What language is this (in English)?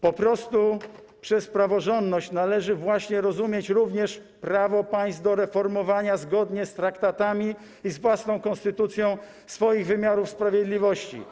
Polish